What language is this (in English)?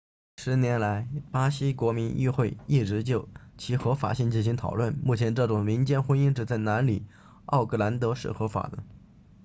Chinese